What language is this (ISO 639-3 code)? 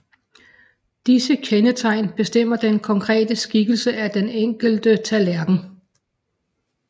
dan